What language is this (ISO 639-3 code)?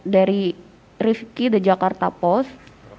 ind